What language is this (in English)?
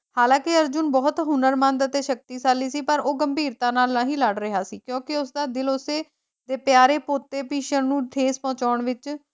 Punjabi